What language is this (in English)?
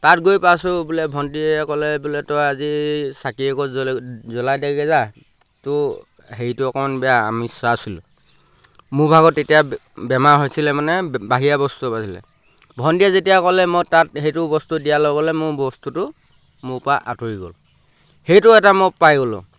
Assamese